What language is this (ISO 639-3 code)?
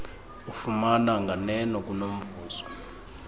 xho